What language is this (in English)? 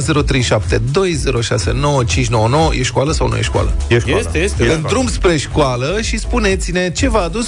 Romanian